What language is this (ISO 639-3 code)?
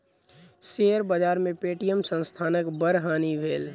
mai